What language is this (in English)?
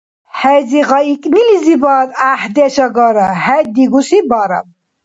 Dargwa